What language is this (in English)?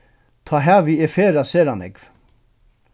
Faroese